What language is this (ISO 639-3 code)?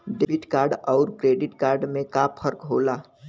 bho